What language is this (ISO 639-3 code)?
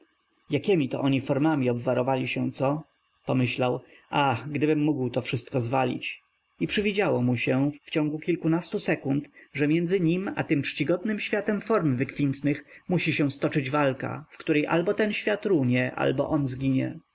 pol